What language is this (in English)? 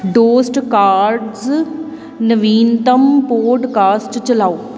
Punjabi